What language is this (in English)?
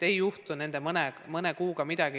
Estonian